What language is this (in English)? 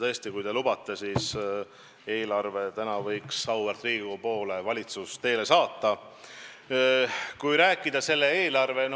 Estonian